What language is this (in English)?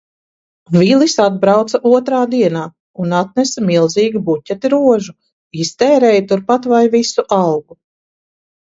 Latvian